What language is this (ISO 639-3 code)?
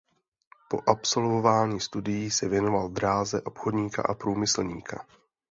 ces